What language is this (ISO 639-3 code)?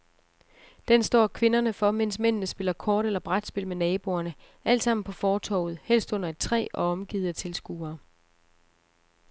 dan